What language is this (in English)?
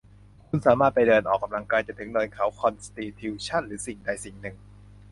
Thai